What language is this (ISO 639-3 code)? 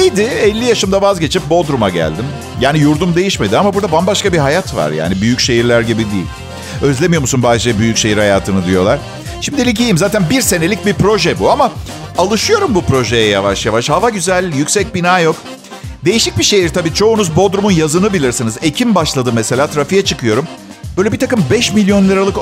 tur